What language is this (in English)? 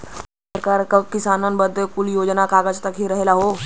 Bhojpuri